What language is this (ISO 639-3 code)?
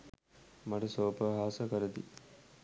sin